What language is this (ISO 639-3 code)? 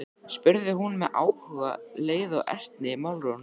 isl